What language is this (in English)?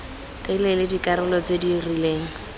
Tswana